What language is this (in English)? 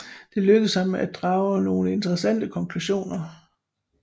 Danish